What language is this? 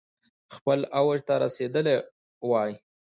Pashto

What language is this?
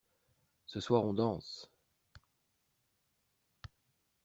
French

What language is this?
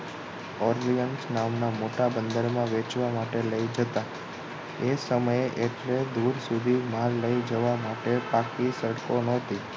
Gujarati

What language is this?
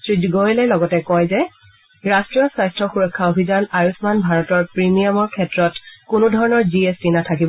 Assamese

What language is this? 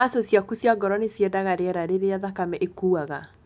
Kikuyu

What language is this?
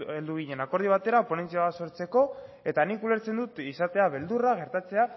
Basque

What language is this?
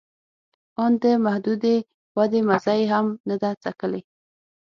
Pashto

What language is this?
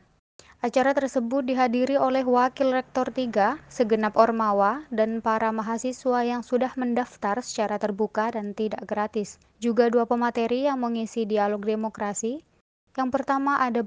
Indonesian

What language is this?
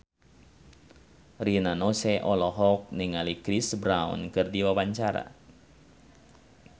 Sundanese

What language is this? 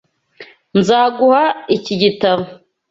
Kinyarwanda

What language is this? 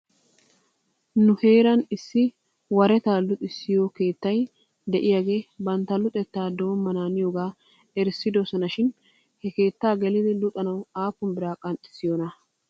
Wolaytta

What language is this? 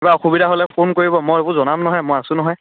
Assamese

